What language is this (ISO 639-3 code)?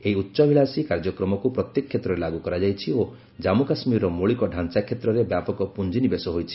ori